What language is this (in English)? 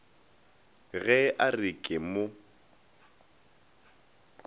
Northern Sotho